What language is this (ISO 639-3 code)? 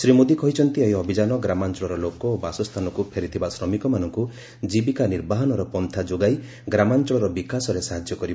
ori